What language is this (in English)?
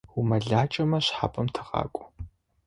Adyghe